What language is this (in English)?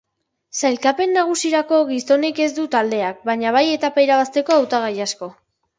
Basque